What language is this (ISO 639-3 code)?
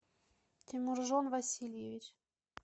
rus